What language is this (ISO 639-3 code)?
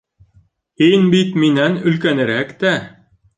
bak